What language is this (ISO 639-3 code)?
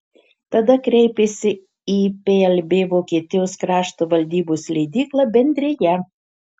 lit